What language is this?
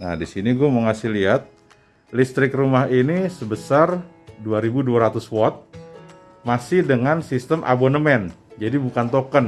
Indonesian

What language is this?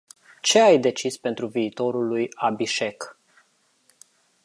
Romanian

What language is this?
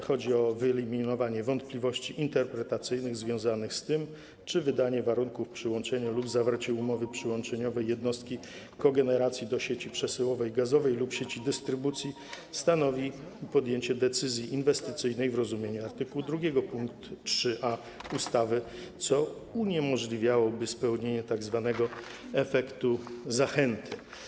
Polish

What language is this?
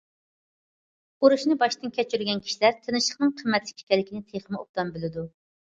Uyghur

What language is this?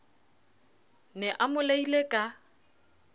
Southern Sotho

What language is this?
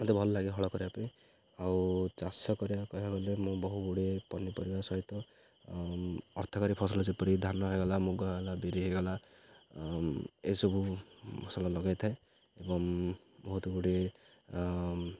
Odia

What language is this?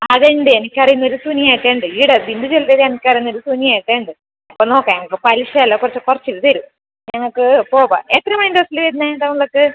Malayalam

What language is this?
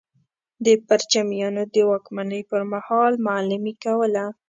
Pashto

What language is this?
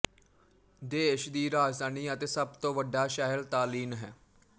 Punjabi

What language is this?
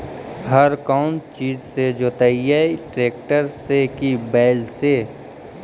Magahi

